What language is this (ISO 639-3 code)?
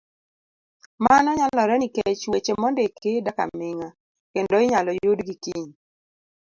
luo